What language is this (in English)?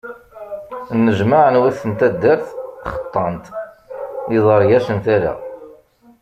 Kabyle